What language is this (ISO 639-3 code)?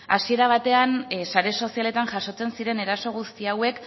eus